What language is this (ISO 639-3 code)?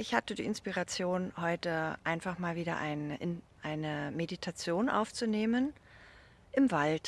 deu